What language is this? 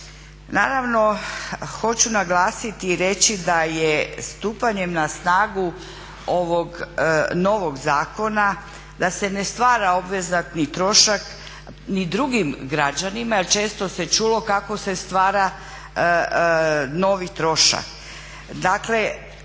Croatian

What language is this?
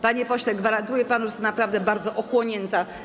Polish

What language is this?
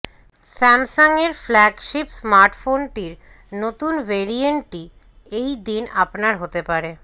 Bangla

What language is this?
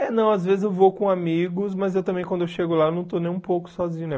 Portuguese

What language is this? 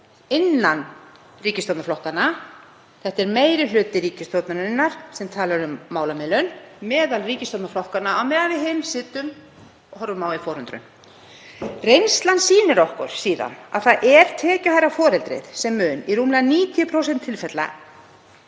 Icelandic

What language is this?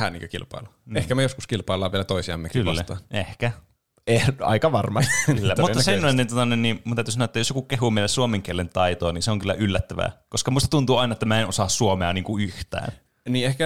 Finnish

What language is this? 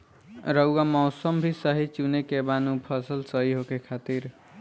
Bhojpuri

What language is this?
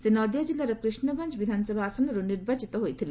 Odia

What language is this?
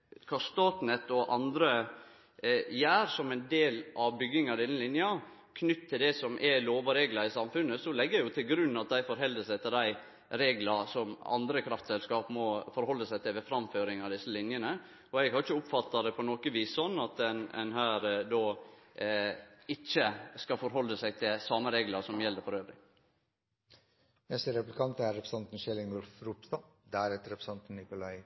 Norwegian Nynorsk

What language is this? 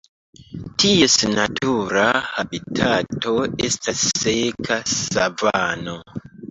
Esperanto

